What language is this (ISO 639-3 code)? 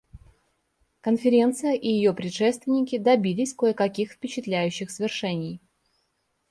rus